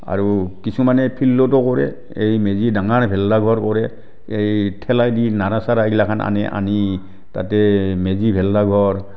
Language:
Assamese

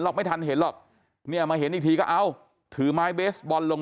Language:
Thai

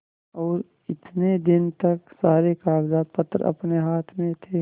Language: Hindi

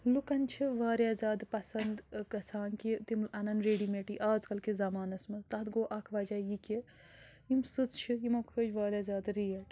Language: Kashmiri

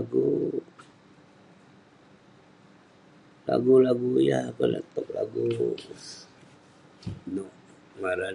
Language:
Western Penan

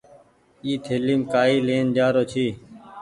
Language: Goaria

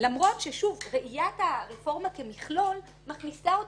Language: Hebrew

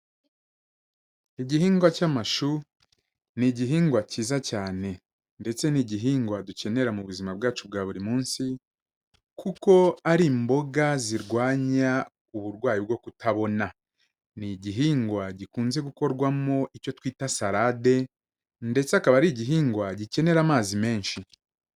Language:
Kinyarwanda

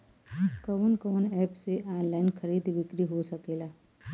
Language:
Bhojpuri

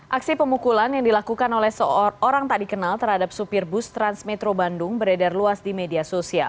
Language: Indonesian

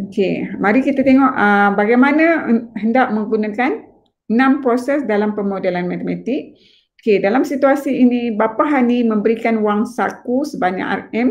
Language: Malay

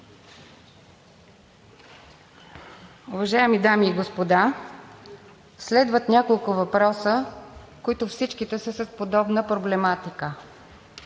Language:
Bulgarian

